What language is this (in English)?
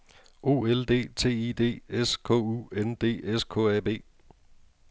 Danish